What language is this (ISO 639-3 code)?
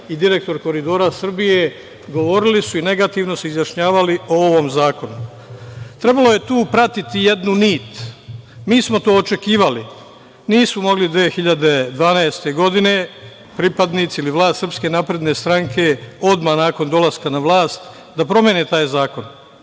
srp